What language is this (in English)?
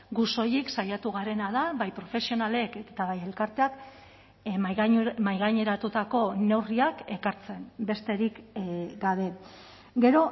Basque